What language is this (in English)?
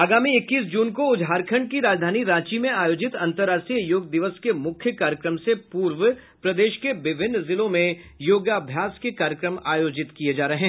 Hindi